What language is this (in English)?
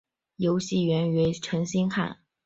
Chinese